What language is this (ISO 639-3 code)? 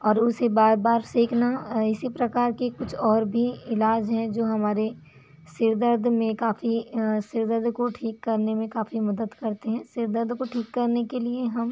hin